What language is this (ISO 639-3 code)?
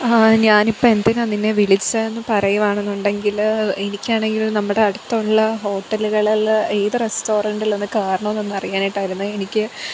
mal